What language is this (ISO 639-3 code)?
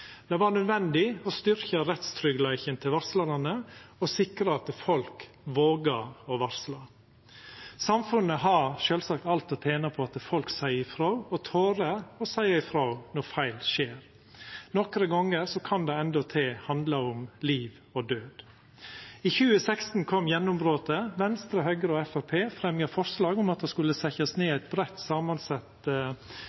nno